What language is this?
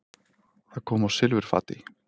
Icelandic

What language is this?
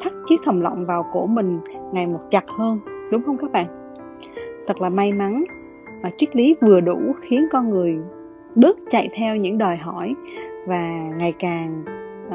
Vietnamese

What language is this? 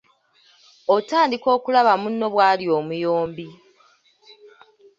Ganda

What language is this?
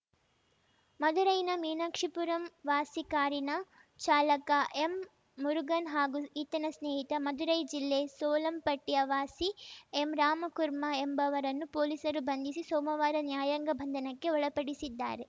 Kannada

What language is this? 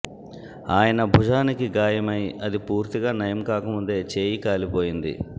Telugu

